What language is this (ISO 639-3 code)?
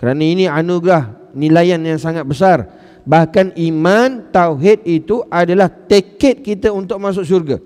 msa